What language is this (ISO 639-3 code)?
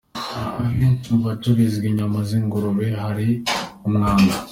kin